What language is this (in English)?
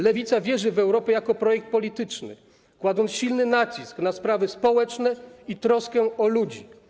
Polish